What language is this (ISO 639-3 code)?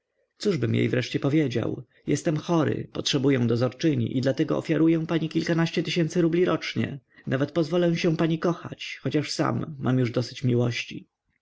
pol